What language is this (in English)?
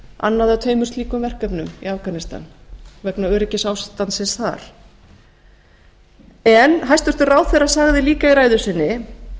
Icelandic